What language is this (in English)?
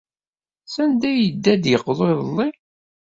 Kabyle